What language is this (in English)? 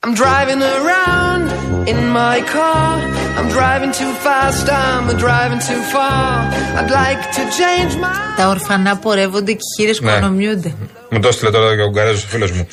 Greek